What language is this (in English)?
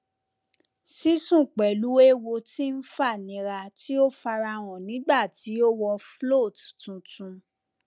Yoruba